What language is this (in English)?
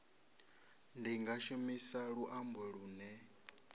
Venda